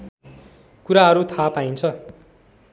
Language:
Nepali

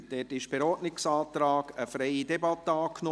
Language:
Swiss German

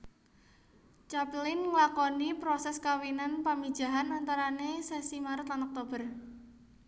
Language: Javanese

